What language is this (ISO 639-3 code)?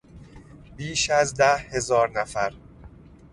fas